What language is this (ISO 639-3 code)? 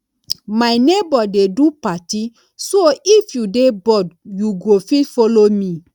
pcm